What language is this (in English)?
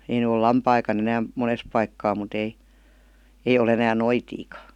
Finnish